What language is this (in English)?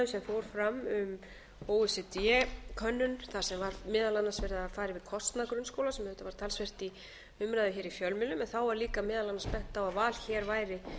Icelandic